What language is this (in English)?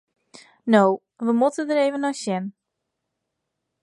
Western Frisian